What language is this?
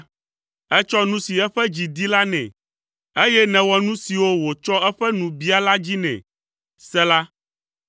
Ewe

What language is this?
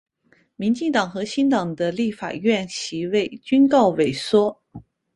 Chinese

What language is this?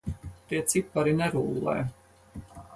Latvian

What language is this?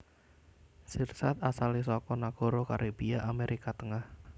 Javanese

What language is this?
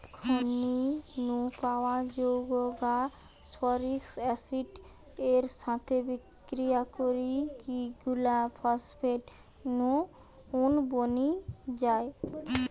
Bangla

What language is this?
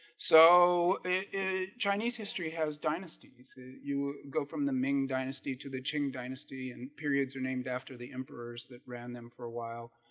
English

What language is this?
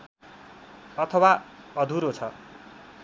Nepali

